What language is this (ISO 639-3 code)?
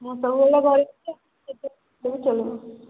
ori